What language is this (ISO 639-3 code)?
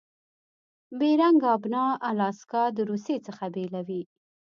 pus